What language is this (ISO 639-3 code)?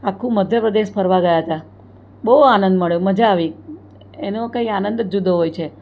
guj